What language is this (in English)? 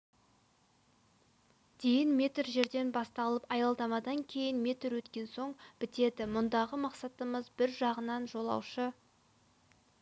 Kazakh